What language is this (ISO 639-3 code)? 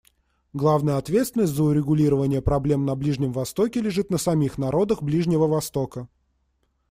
rus